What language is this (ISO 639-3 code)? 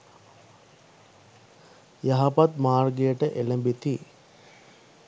sin